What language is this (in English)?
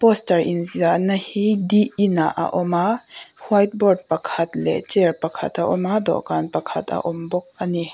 Mizo